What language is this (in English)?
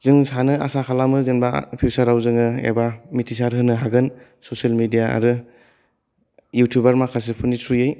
Bodo